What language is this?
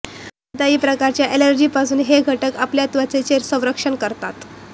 Marathi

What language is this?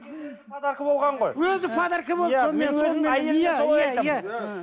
Kazakh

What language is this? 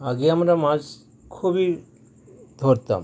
Bangla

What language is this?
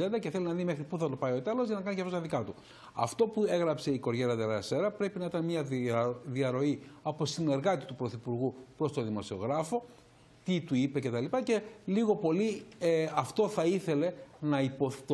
Greek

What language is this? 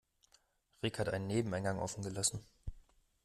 German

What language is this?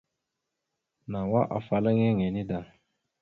Mada (Cameroon)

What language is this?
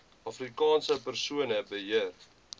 Afrikaans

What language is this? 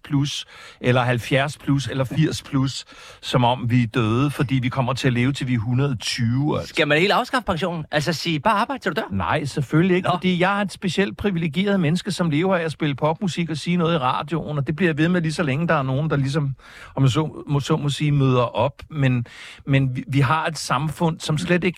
Danish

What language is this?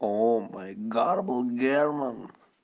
Russian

